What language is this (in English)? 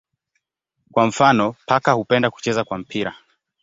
Swahili